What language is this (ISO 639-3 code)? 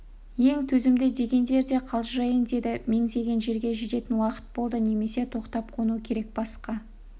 kaz